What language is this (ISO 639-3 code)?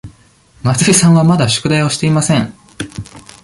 jpn